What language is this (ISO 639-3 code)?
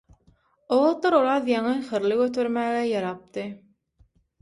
tuk